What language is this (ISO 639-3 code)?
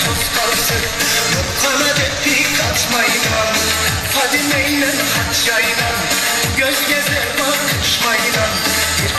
tur